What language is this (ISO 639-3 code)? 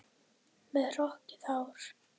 isl